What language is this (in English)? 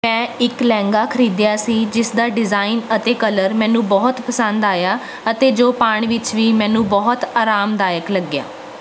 Punjabi